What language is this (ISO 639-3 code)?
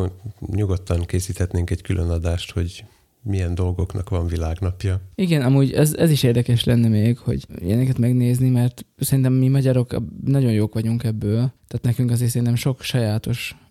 hun